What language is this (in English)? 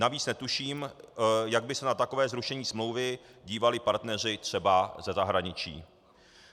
Czech